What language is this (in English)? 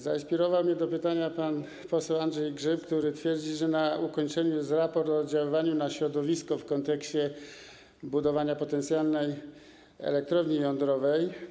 Polish